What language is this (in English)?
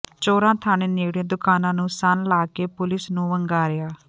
Punjabi